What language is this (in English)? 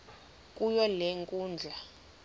Xhosa